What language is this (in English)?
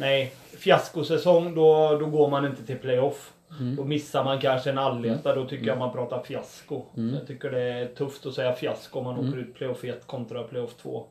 Swedish